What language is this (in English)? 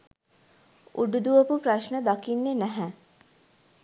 Sinhala